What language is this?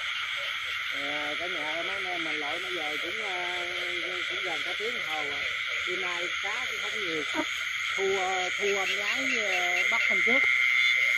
Vietnamese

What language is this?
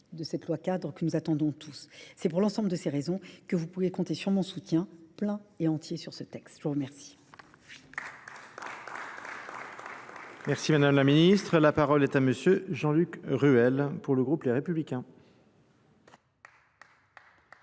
French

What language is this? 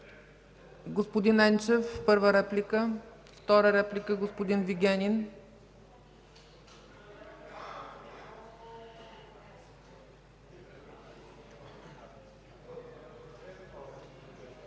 Bulgarian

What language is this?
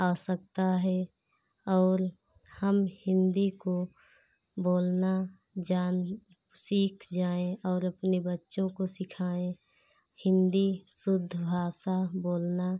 Hindi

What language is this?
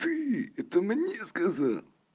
Russian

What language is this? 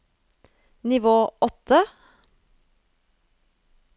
Norwegian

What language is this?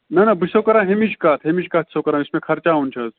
Kashmiri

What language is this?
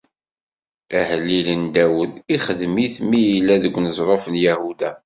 Kabyle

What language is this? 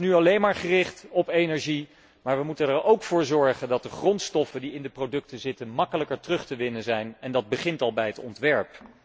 Dutch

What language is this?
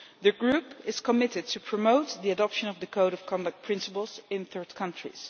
English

